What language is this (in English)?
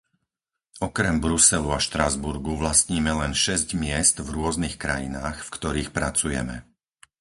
Slovak